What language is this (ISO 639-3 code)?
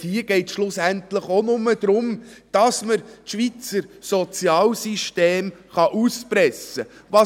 gsw